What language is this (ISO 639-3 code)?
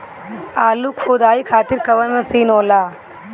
bho